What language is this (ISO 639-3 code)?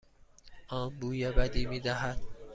fas